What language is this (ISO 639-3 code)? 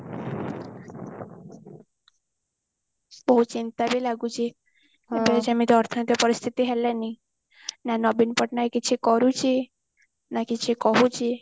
ori